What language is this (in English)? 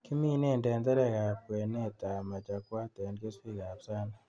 Kalenjin